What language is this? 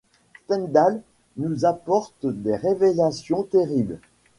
French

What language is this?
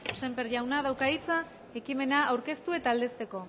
Basque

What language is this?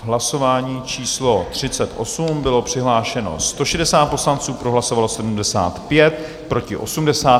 Czech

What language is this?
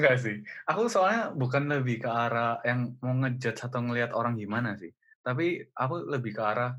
Indonesian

